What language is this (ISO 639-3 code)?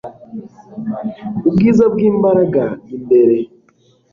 kin